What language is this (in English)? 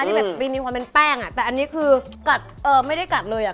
Thai